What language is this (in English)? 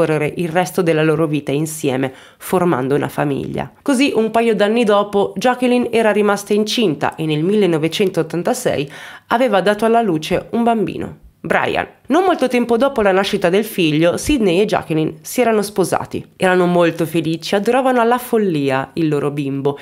Italian